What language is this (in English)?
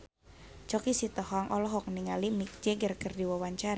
Sundanese